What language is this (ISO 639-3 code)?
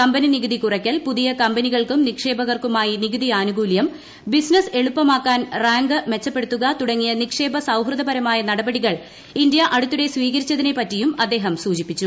mal